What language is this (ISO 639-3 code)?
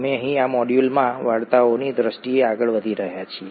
guj